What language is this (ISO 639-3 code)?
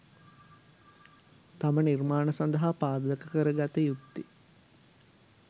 sin